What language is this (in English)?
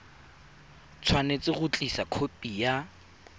Tswana